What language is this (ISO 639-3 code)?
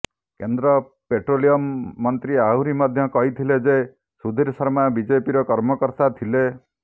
ori